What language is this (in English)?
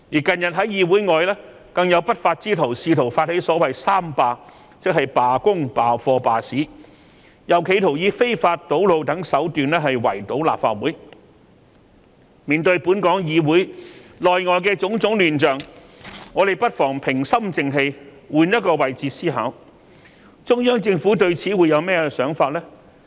Cantonese